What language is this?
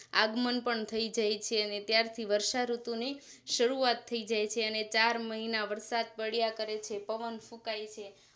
Gujarati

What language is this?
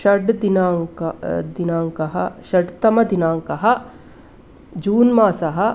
Sanskrit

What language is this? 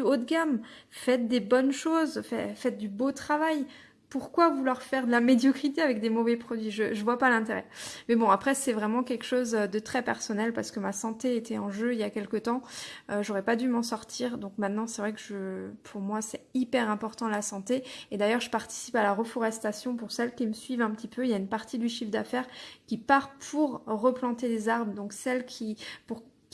French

